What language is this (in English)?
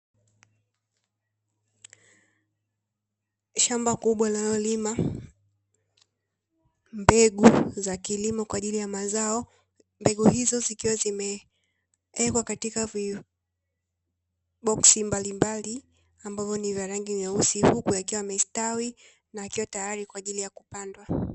Swahili